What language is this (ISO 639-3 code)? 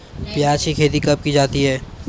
hin